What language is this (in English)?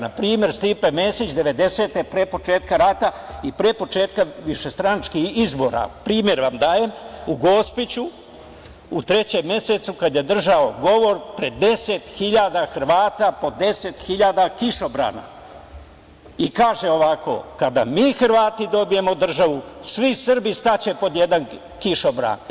Serbian